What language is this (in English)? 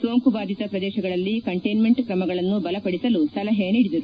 Kannada